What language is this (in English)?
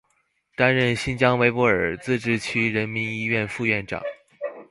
Chinese